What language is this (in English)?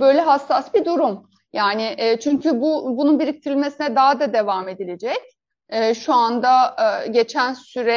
Turkish